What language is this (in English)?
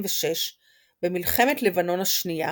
Hebrew